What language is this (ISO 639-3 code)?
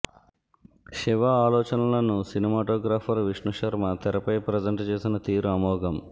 tel